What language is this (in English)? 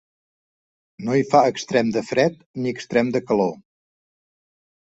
Catalan